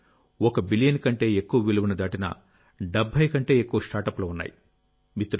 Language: Telugu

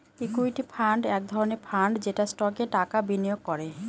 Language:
Bangla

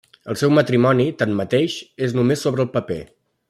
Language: Catalan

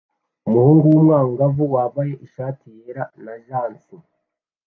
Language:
Kinyarwanda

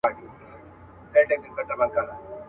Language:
Pashto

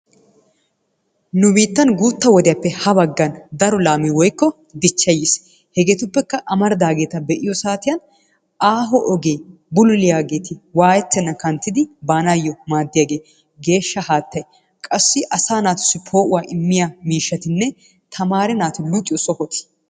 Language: Wolaytta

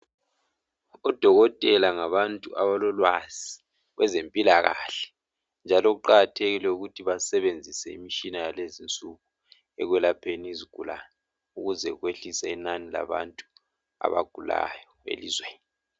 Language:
North Ndebele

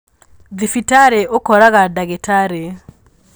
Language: Kikuyu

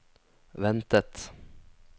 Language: Norwegian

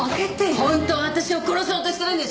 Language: Japanese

